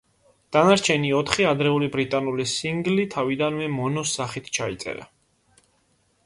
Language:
Georgian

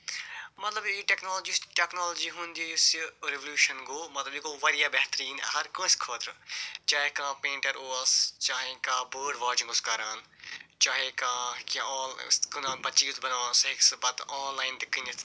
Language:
Kashmiri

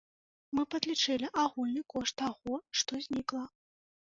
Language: Belarusian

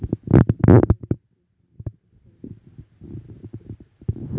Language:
Marathi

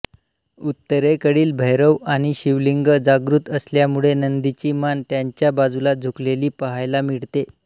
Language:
Marathi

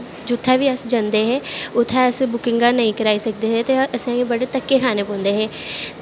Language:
Dogri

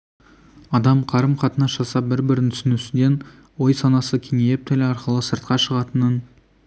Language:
Kazakh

